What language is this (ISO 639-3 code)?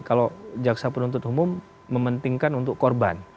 ind